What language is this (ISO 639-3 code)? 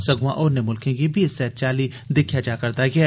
doi